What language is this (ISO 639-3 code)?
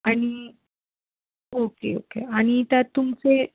mar